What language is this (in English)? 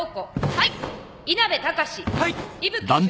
Japanese